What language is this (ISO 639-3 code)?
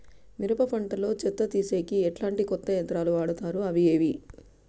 tel